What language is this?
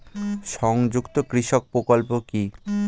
Bangla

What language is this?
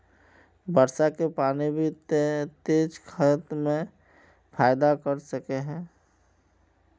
Magahi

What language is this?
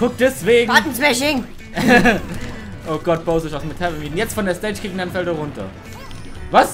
German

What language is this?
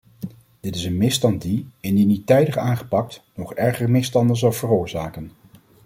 Dutch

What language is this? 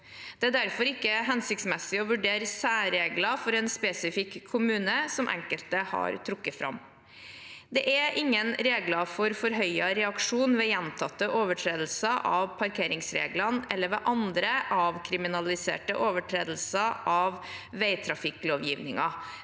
Norwegian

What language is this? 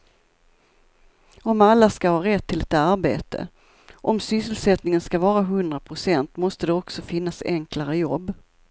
Swedish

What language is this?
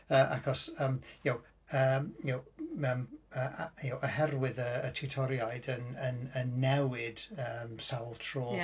Welsh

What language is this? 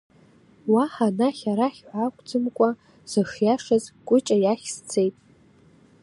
Abkhazian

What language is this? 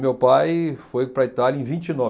Portuguese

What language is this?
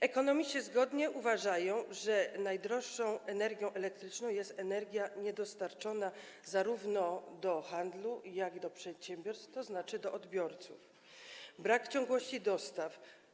Polish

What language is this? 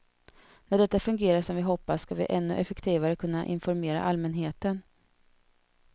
Swedish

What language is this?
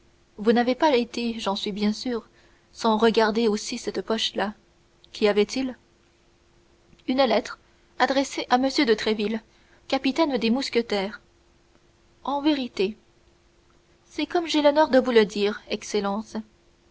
French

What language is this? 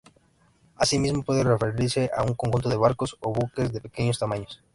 Spanish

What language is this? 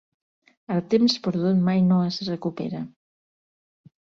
Catalan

